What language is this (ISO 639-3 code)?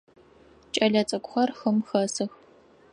ady